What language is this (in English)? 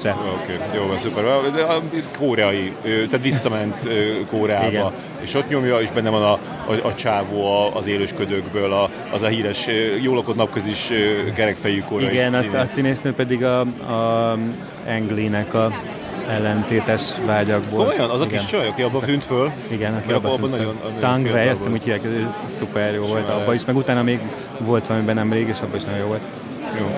Hungarian